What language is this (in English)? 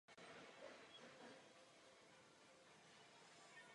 Czech